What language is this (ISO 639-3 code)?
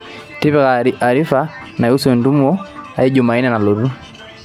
mas